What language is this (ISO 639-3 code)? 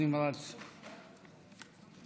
heb